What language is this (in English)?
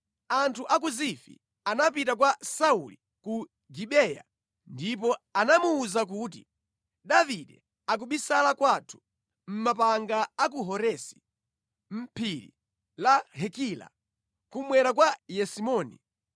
Nyanja